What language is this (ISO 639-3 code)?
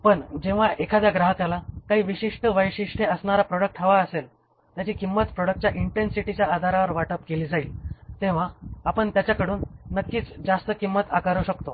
mar